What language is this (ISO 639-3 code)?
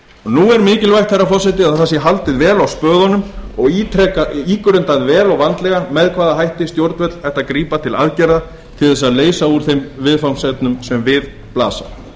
isl